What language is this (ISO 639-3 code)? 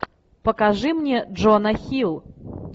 rus